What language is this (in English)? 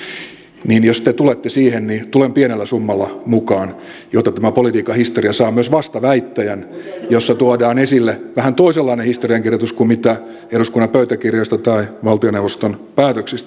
Finnish